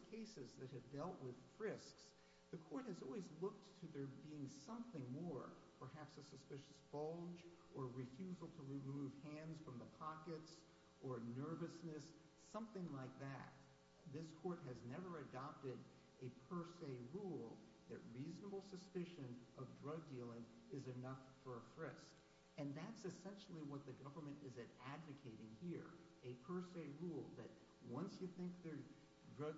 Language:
English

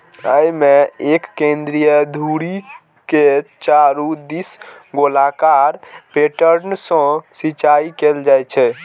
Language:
Maithili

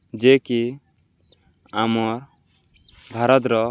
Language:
Odia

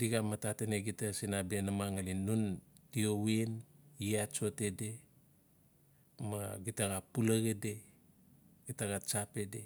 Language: Notsi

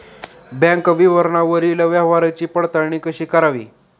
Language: Marathi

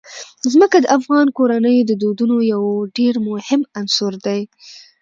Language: Pashto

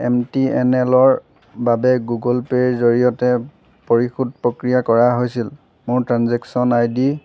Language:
Assamese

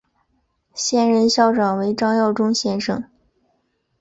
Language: Chinese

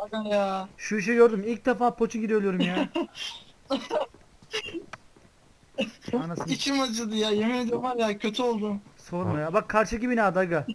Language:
Turkish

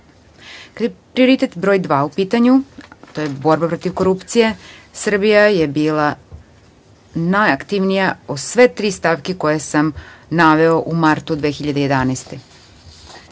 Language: Serbian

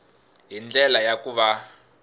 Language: Tsonga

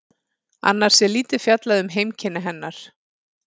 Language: Icelandic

